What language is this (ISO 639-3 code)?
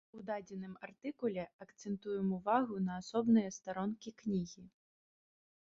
bel